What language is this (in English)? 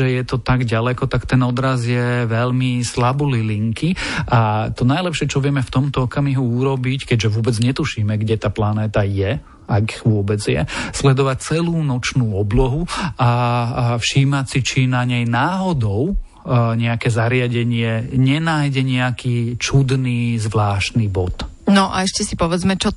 Slovak